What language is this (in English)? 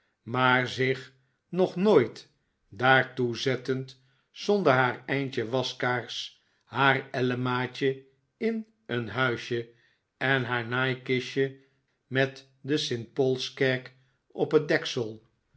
Dutch